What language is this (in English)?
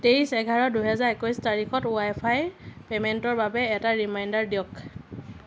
Assamese